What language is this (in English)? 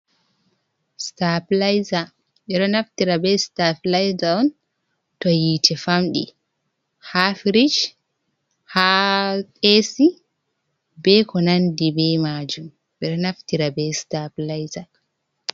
Fula